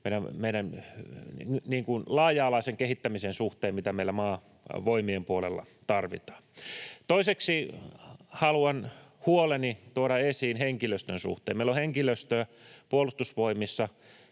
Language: Finnish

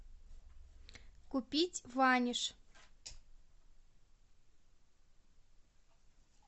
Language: Russian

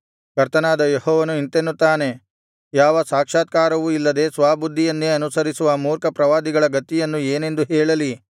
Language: Kannada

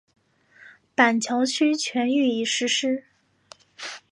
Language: Chinese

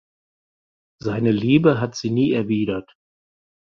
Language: German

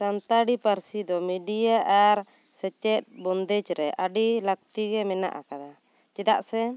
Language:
Santali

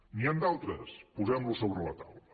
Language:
Catalan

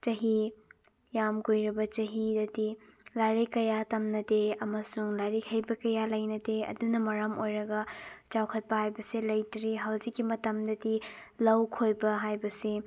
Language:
Manipuri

